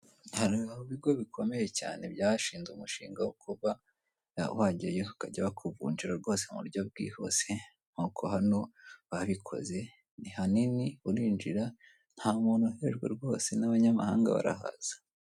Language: Kinyarwanda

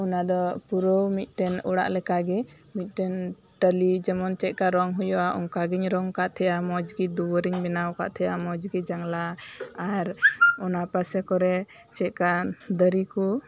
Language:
Santali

